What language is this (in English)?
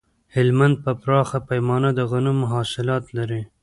Pashto